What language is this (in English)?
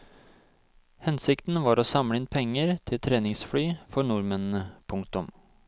Norwegian